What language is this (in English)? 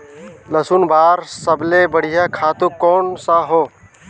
Chhattisgarhi